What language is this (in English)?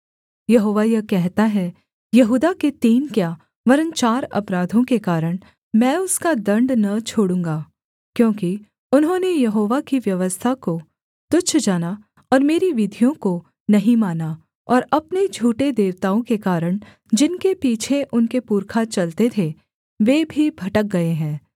Hindi